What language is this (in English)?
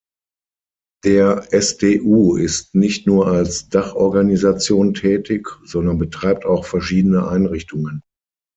German